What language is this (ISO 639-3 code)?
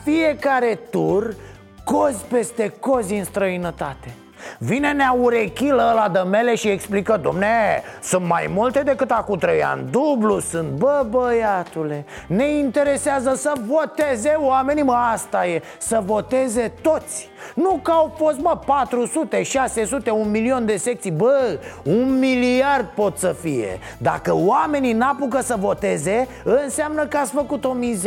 ron